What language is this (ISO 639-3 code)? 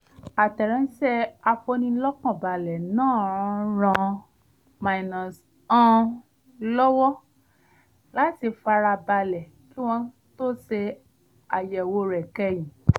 yor